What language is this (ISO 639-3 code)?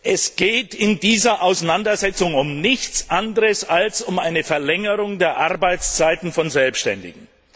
deu